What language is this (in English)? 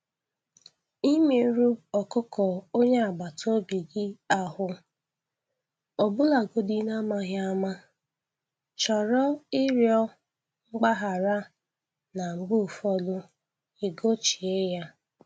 Igbo